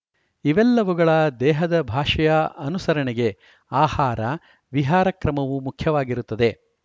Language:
Kannada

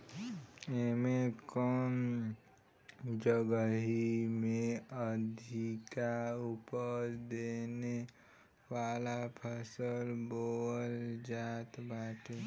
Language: Bhojpuri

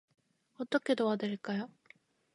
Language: Korean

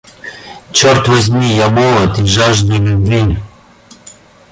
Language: Russian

